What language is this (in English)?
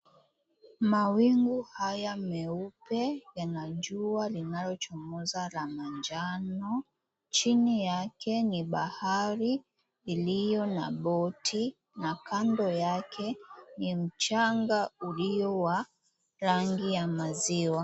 Swahili